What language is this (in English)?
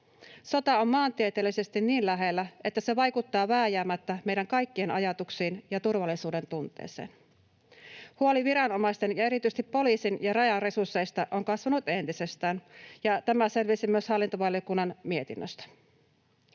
Finnish